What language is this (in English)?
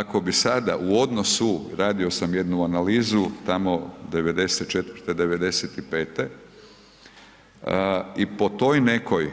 Croatian